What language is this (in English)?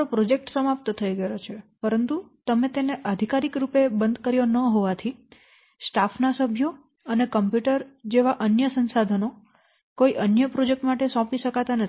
Gujarati